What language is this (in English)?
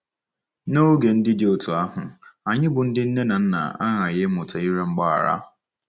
Igbo